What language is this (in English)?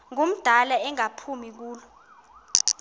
Xhosa